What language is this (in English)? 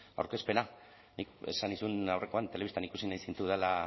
Basque